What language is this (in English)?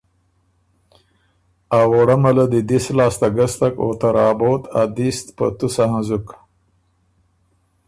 Ormuri